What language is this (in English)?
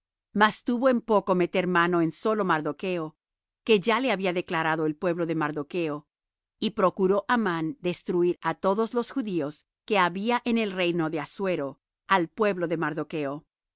Spanish